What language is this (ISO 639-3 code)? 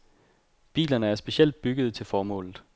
dan